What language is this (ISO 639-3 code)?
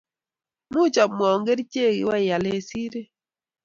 kln